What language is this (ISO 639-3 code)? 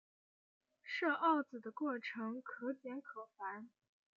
zho